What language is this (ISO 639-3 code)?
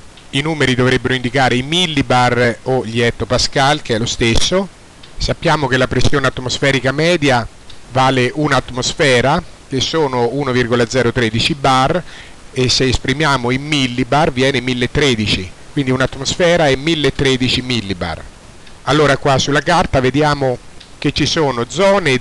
ita